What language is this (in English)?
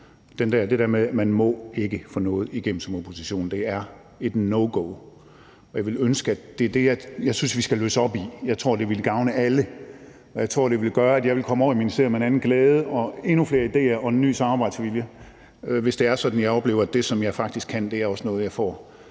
Danish